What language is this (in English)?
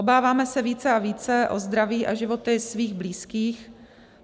Czech